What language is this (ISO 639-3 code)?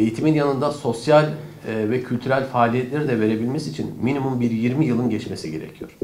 tur